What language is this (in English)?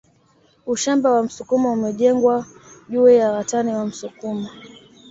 Swahili